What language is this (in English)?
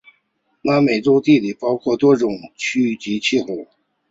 Chinese